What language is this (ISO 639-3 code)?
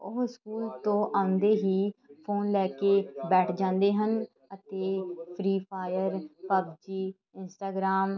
pan